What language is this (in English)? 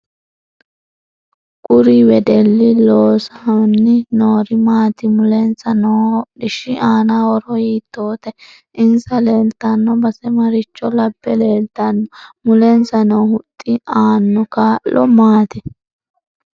Sidamo